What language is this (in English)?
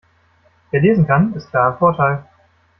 German